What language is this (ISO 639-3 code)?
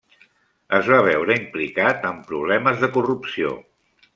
cat